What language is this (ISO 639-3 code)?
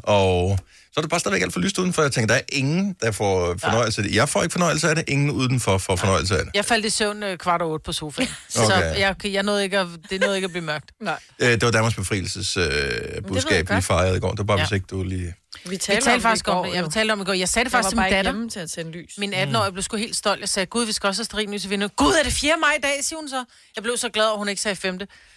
dan